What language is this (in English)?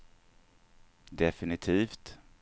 Swedish